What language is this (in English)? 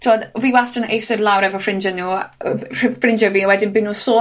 Welsh